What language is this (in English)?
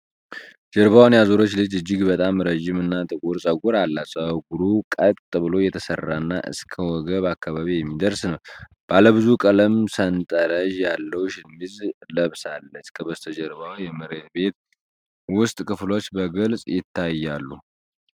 Amharic